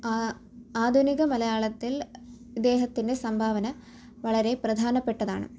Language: Malayalam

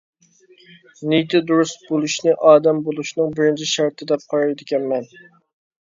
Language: Uyghur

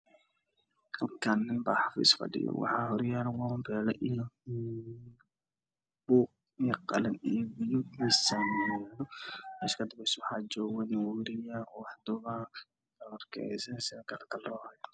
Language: Somali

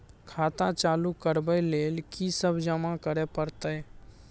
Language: Maithili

